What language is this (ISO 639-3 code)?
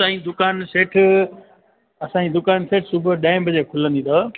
snd